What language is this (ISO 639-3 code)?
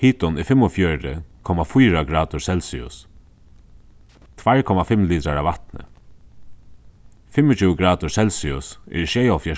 fao